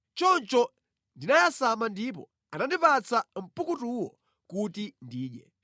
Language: Nyanja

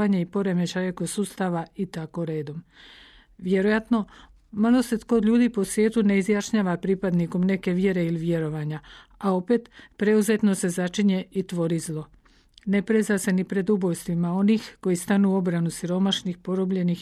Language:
Croatian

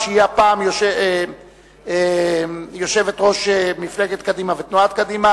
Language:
Hebrew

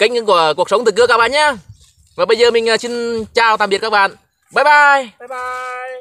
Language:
Vietnamese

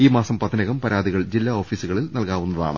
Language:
Malayalam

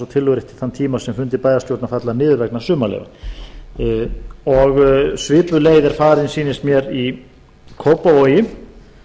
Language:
Icelandic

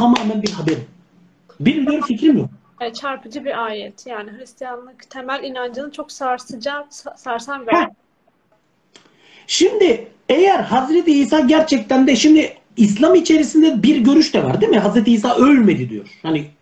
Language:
Turkish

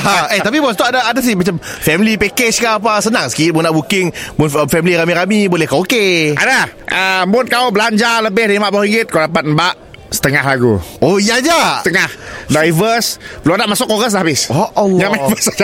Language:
Malay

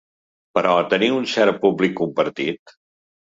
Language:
Catalan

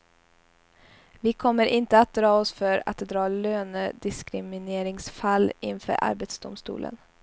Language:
Swedish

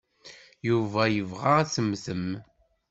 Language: Kabyle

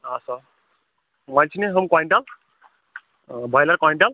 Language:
Kashmiri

